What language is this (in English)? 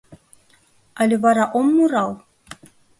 Mari